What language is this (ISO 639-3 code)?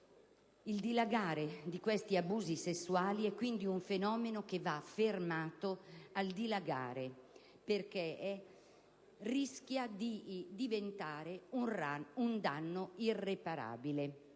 ita